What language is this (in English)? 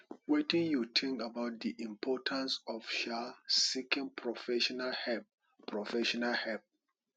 Nigerian Pidgin